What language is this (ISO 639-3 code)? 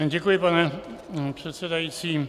ces